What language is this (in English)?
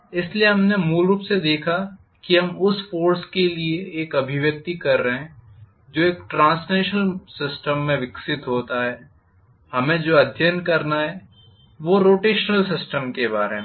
Hindi